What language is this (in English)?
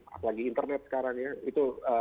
Indonesian